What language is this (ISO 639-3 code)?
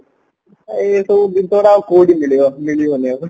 ori